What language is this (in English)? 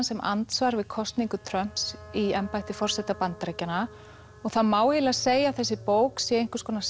Icelandic